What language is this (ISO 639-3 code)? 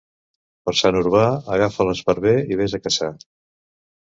cat